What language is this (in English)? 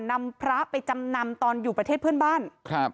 Thai